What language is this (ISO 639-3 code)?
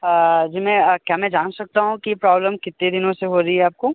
hin